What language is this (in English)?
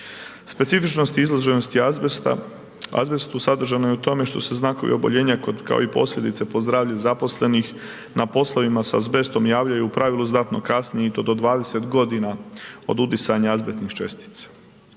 Croatian